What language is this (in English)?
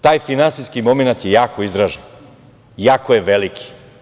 Serbian